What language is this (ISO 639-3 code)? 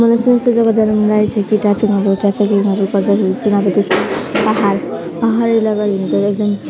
nep